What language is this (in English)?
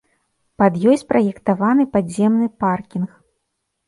Belarusian